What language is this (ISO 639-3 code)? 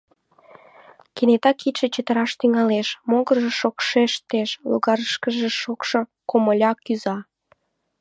chm